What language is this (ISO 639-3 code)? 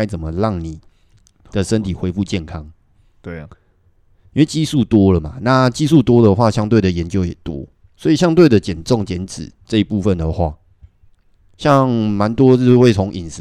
zho